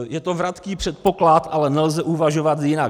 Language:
Czech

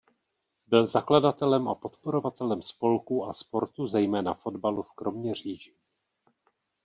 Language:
Czech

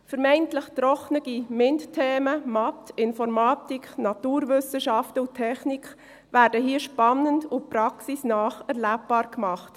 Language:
Swiss German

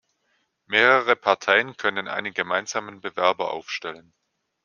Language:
German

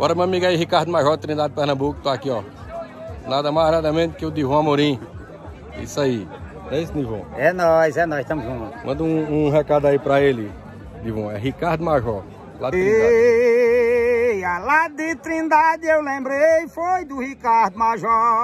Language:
Portuguese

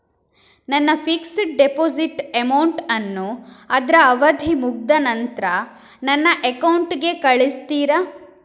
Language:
Kannada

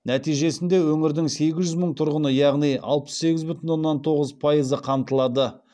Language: Kazakh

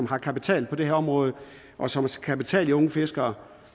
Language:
Danish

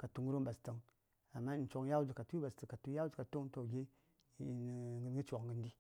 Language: Saya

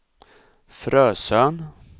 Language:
Swedish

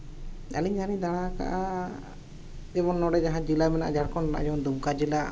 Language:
Santali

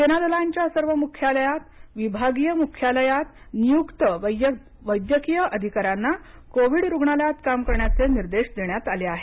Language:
Marathi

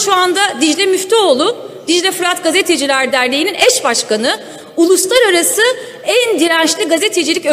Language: Turkish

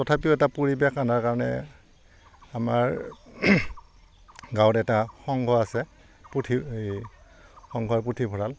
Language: Assamese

